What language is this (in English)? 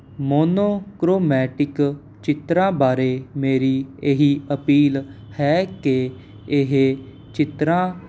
Punjabi